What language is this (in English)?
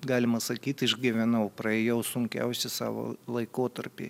Lithuanian